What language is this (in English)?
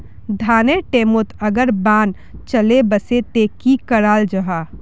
Magahi